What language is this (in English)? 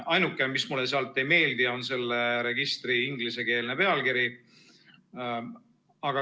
Estonian